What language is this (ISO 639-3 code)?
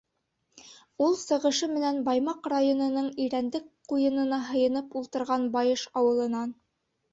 bak